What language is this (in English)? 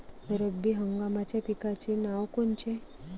Marathi